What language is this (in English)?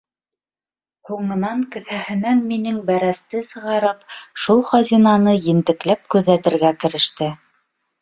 Bashkir